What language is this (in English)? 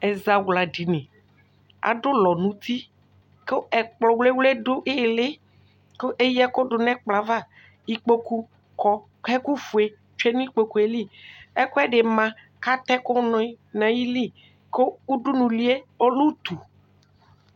Ikposo